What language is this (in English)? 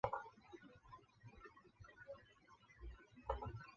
Chinese